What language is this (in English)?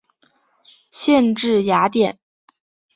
Chinese